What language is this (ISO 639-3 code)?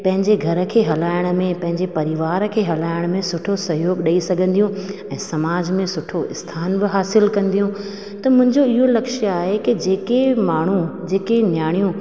snd